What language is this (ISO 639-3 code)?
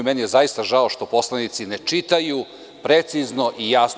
srp